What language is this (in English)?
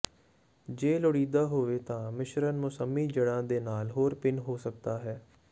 Punjabi